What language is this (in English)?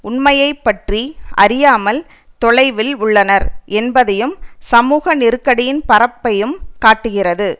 Tamil